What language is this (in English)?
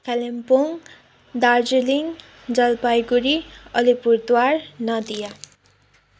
Nepali